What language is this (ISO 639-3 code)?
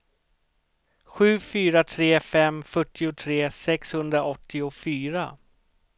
swe